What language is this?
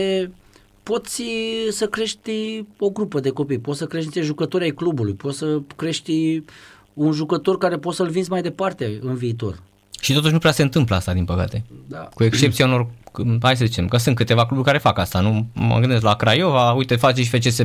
Romanian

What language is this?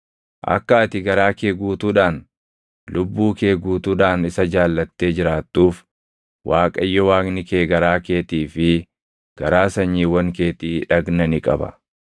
Oromo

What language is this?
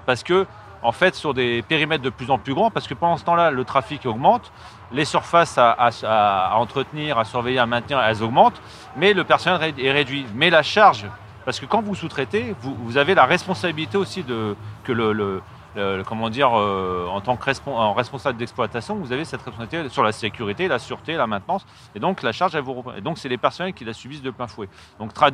French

